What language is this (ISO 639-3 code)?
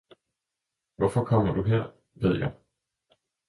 dan